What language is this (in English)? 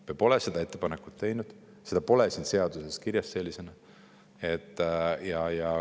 Estonian